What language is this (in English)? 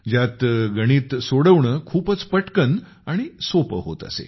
Marathi